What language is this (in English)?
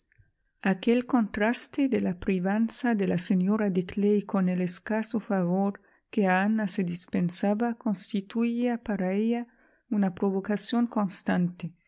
Spanish